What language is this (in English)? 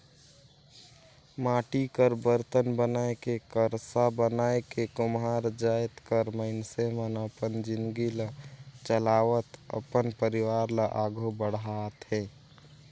Chhattisgarhi